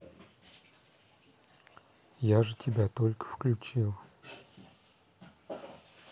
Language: Russian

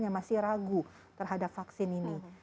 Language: Indonesian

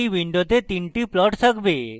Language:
Bangla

